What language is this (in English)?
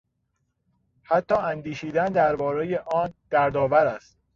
Persian